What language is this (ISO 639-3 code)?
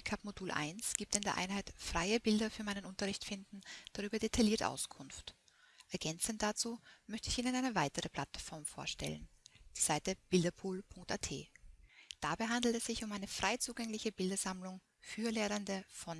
deu